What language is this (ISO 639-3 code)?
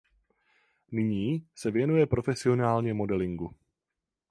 ces